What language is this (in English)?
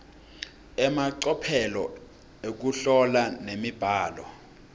Swati